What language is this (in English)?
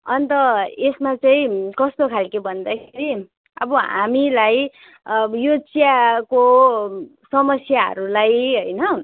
Nepali